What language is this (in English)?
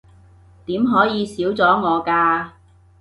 Cantonese